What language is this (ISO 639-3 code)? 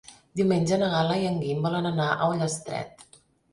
cat